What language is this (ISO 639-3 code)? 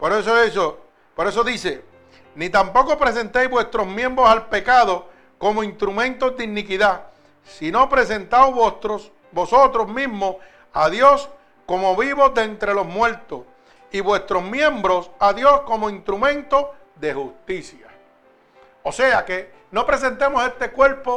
spa